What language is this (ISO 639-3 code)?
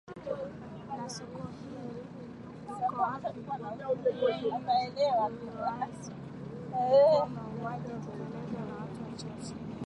swa